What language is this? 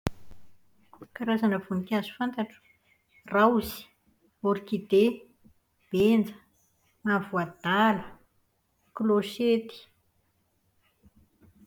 Malagasy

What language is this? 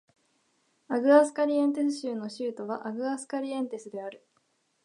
Japanese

